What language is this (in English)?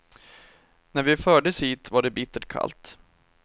Swedish